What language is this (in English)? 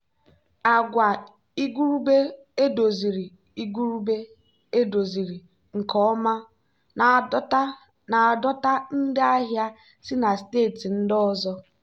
Igbo